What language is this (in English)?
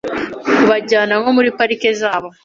Kinyarwanda